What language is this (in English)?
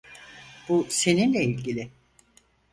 Turkish